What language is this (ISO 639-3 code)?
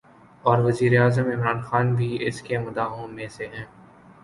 urd